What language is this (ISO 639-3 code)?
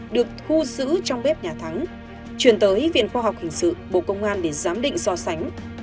vie